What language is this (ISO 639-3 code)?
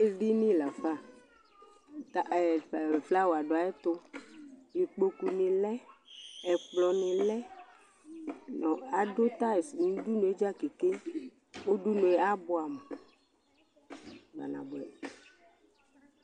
kpo